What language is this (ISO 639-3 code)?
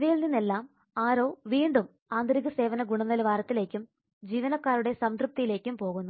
mal